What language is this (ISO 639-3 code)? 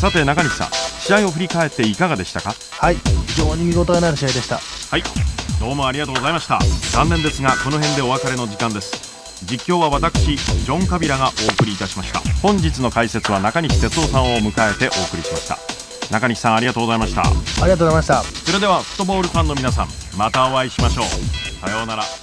jpn